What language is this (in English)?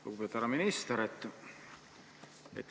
Estonian